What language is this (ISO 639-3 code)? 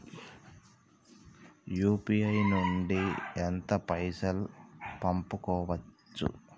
tel